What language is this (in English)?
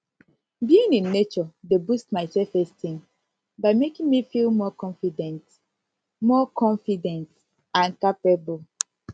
Nigerian Pidgin